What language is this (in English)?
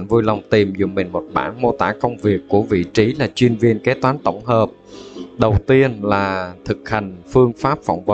Vietnamese